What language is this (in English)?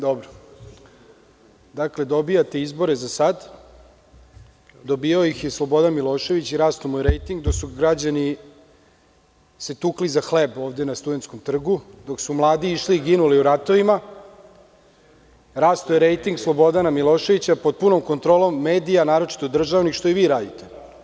Serbian